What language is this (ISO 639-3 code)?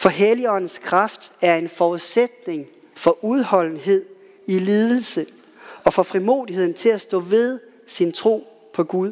dan